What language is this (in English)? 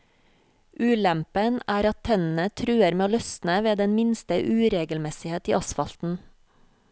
Norwegian